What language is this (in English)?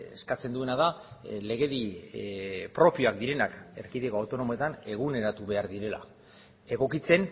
Basque